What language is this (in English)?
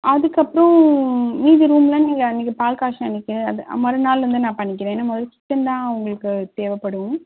Tamil